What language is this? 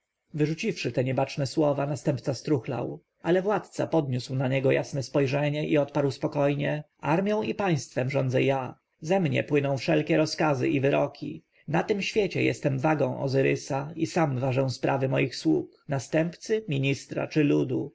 Polish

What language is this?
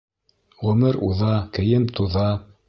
Bashkir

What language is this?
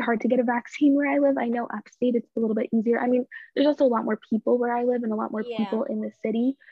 English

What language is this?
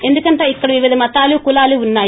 Telugu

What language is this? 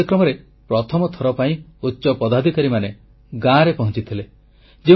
Odia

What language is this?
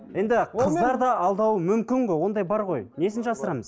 Kazakh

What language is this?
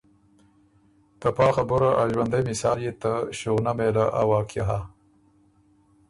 Ormuri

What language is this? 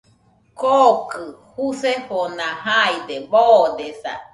Nüpode Huitoto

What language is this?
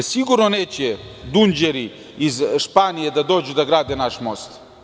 Serbian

